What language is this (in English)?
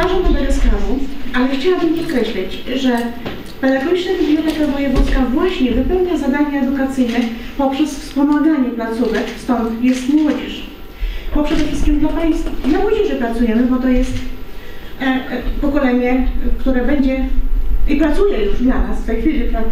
Polish